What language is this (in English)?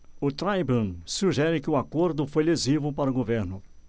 Portuguese